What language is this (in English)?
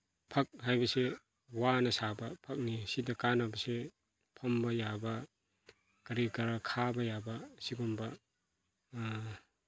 Manipuri